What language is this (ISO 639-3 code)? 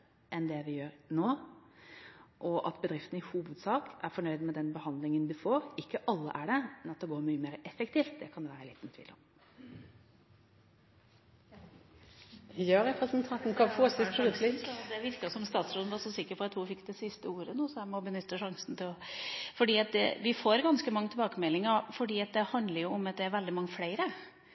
nob